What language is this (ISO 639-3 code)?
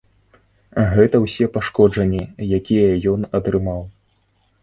bel